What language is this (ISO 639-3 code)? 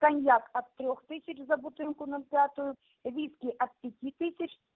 rus